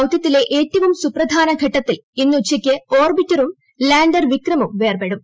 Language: Malayalam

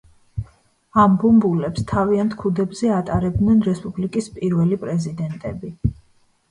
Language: Georgian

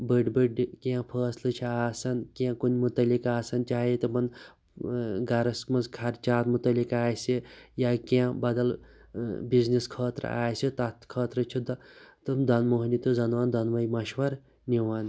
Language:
Kashmiri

